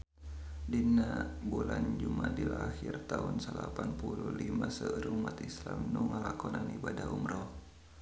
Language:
Sundanese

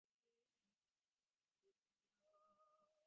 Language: Divehi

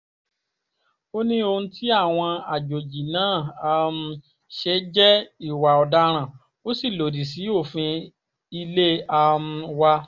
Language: Yoruba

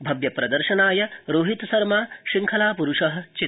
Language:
Sanskrit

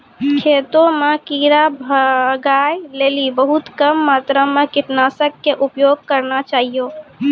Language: Maithili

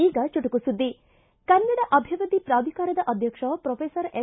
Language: Kannada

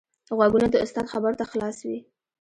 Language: Pashto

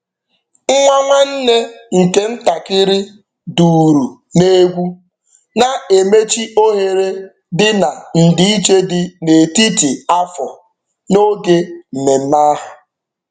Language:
Igbo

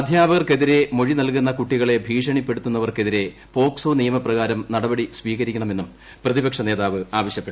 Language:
Malayalam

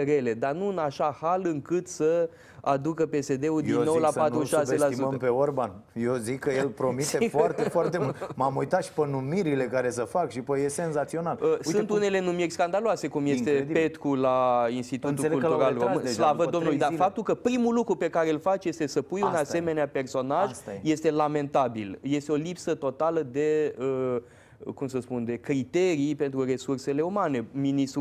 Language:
Romanian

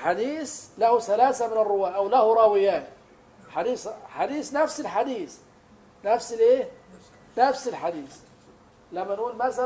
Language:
Arabic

